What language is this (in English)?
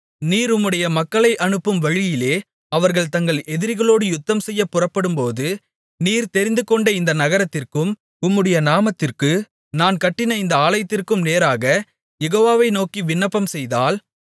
Tamil